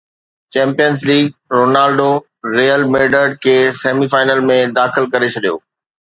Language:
Sindhi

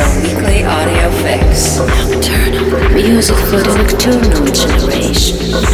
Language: English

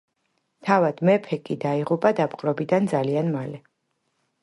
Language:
Georgian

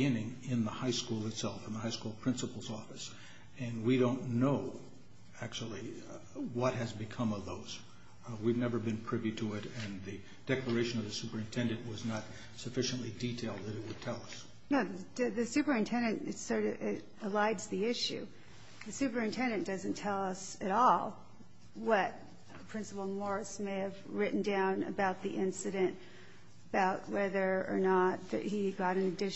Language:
English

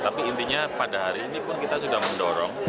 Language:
Indonesian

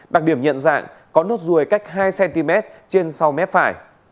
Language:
Vietnamese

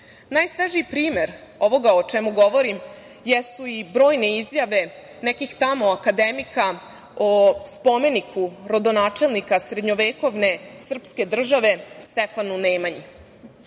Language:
Serbian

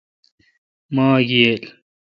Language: Kalkoti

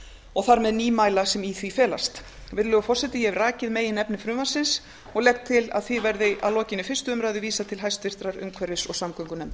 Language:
Icelandic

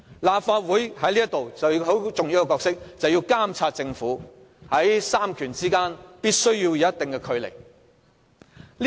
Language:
Cantonese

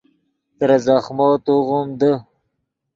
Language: Yidgha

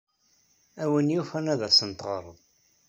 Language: Kabyle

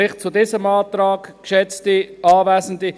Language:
Swiss German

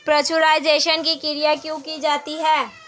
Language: Hindi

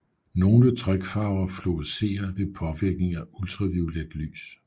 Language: Danish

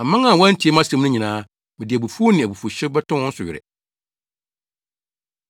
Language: Akan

